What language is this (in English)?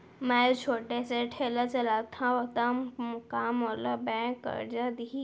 Chhattisgarhi